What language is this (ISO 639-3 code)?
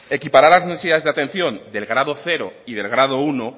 spa